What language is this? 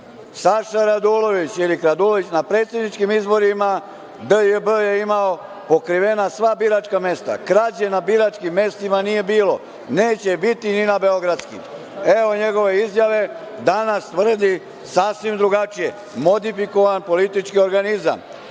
Serbian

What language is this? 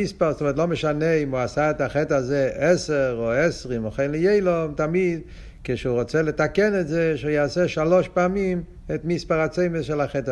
Hebrew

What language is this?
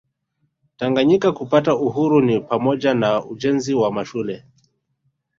Swahili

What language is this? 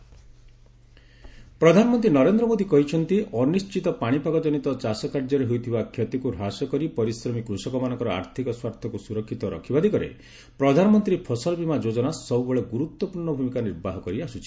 Odia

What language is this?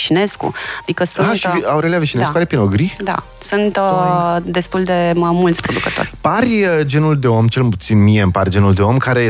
Romanian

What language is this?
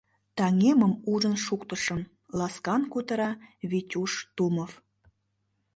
Mari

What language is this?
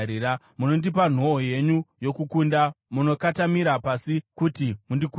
Shona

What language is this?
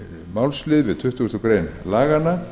Icelandic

